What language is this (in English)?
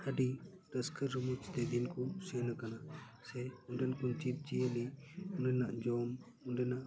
Santali